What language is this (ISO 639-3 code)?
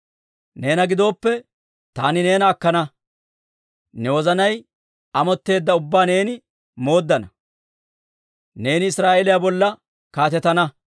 dwr